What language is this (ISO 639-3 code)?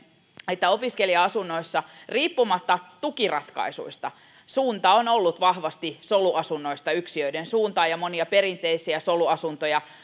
fin